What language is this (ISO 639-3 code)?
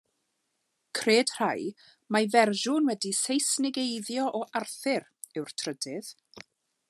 cym